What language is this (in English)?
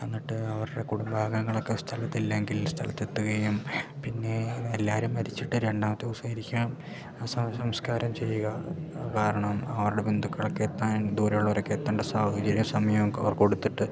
Malayalam